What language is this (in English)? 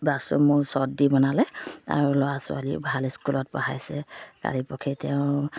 Assamese